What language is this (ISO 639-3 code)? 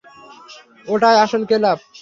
ben